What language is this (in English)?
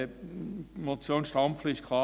Swiss German